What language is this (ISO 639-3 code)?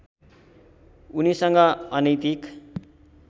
nep